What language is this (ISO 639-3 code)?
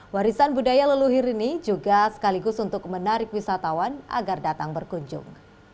ind